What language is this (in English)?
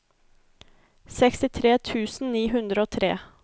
Norwegian